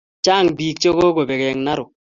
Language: Kalenjin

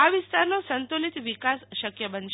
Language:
Gujarati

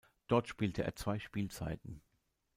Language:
German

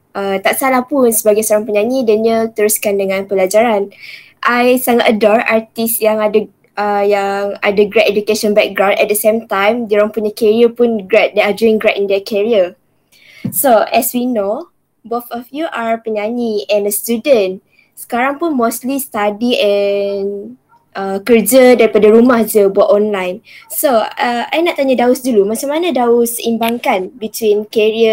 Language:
Malay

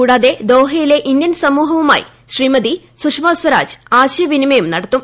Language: Malayalam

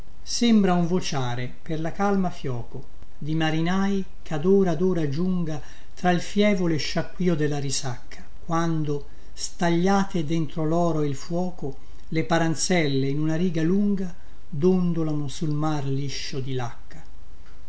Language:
Italian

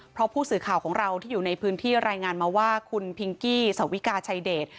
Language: Thai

